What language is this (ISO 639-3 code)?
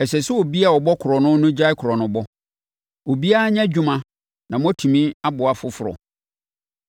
aka